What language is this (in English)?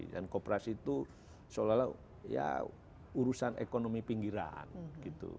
Indonesian